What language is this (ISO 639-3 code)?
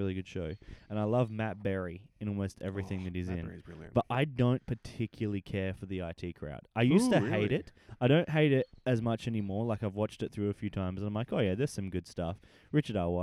eng